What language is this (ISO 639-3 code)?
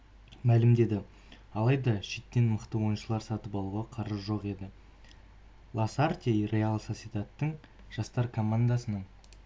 kaz